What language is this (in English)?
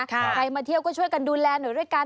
Thai